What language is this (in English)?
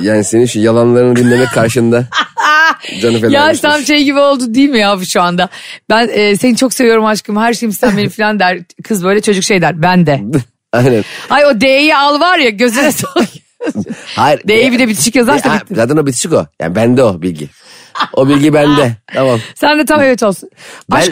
Turkish